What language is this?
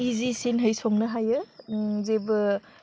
Bodo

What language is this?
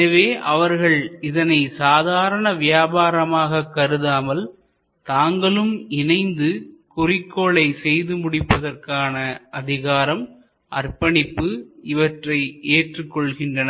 Tamil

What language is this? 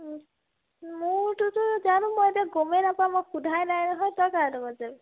Assamese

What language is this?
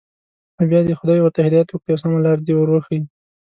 Pashto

